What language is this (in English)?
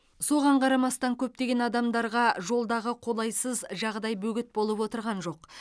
Kazakh